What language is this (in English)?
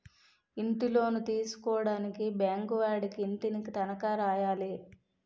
Telugu